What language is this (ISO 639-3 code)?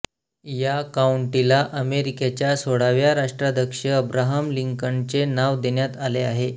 mar